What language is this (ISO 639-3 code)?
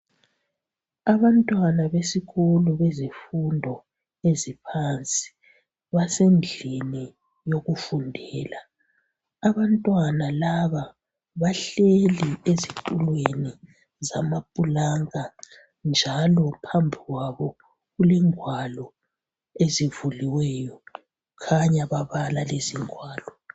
nde